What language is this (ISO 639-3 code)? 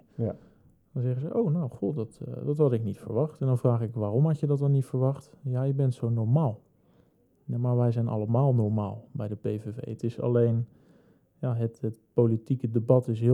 nld